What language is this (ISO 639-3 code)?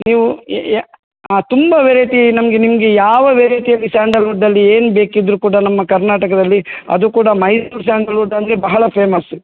kan